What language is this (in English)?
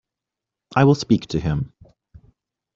English